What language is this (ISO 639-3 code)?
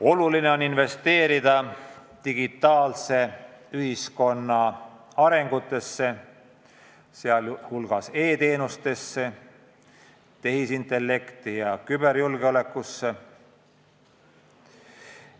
est